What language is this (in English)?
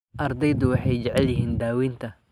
Somali